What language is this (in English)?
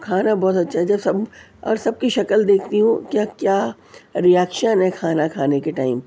Urdu